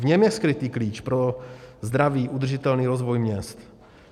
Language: Czech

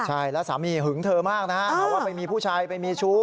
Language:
Thai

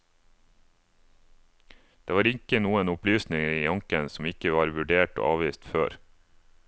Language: Norwegian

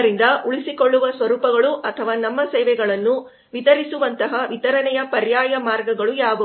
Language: Kannada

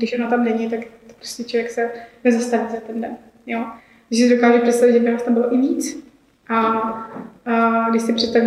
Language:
Czech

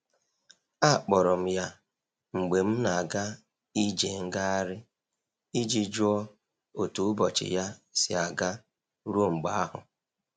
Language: Igbo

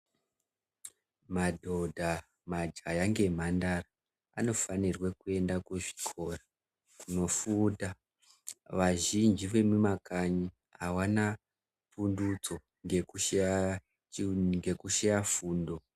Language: Ndau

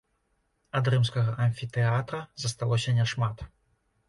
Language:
Belarusian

